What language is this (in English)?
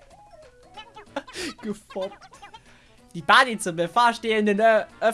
German